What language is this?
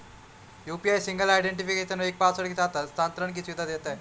Hindi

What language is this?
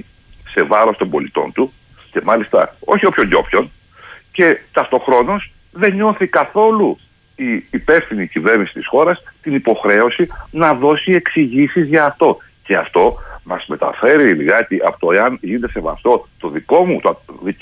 Greek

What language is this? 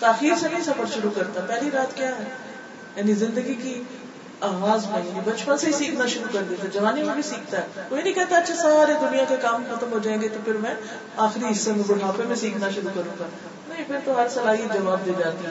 Urdu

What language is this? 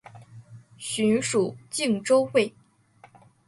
Chinese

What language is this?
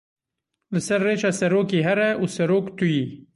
Kurdish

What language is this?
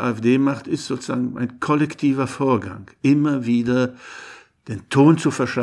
German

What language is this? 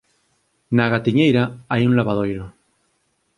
Galician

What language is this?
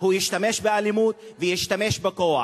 Hebrew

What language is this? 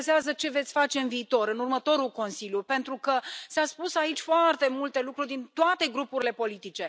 Romanian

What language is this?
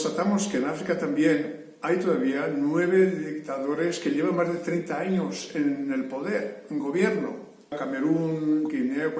Spanish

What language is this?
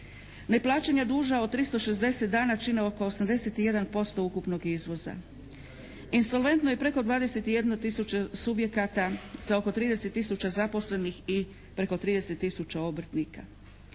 Croatian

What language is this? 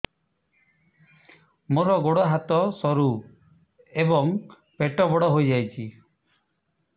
Odia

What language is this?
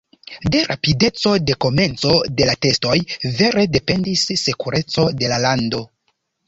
Esperanto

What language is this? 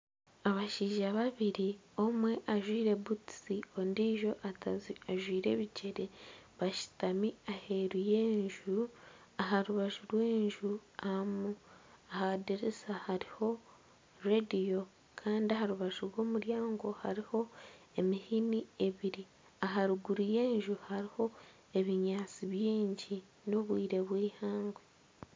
Nyankole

